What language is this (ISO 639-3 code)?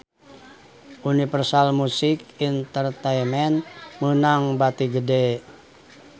sun